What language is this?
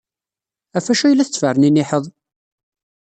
Kabyle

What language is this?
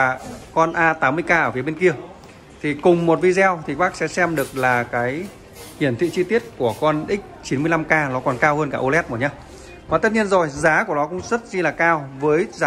Vietnamese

